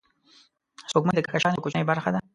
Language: Pashto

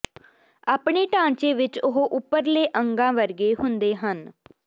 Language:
Punjabi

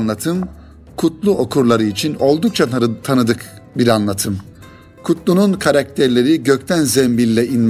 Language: Turkish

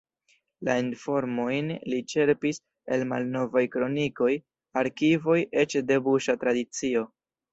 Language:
Esperanto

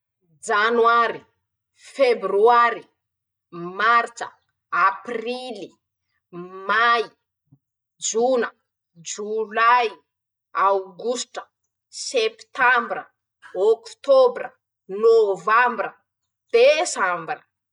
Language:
Masikoro Malagasy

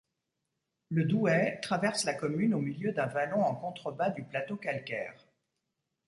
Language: French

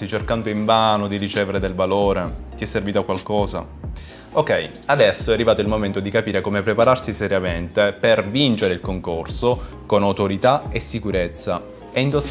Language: Italian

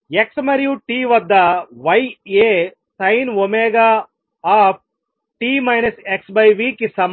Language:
Telugu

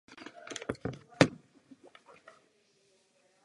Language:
Czech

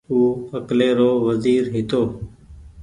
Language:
Goaria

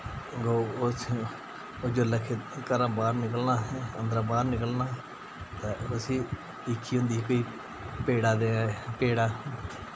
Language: Dogri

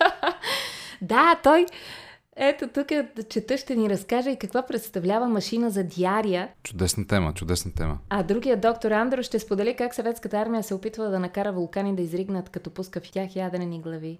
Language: Bulgarian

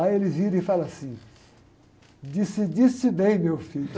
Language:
Portuguese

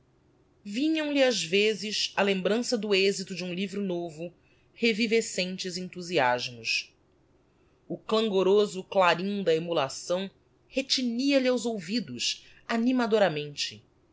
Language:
Portuguese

